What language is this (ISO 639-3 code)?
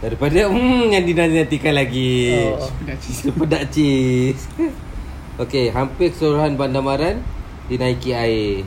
msa